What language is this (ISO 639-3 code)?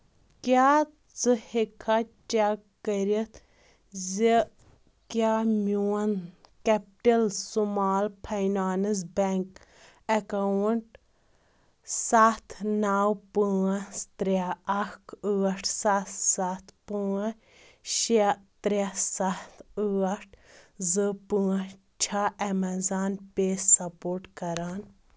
kas